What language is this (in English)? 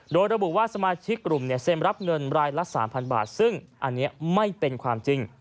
Thai